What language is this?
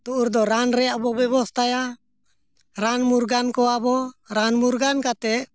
Santali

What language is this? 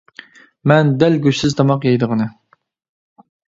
Uyghur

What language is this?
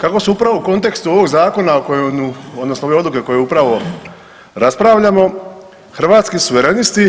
Croatian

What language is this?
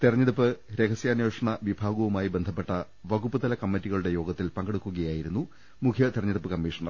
Malayalam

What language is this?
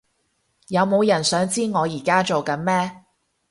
Cantonese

